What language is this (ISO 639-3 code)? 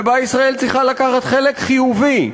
heb